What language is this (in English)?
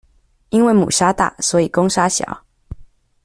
Chinese